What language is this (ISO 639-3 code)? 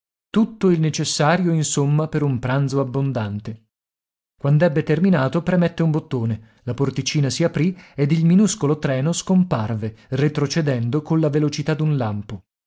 ita